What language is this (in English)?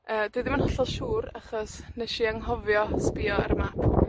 Welsh